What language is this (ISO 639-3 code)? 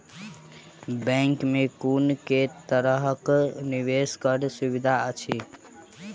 mai